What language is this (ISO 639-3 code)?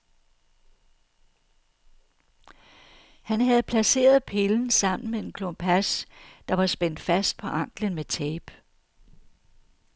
dan